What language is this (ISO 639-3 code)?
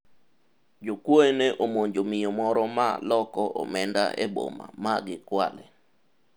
luo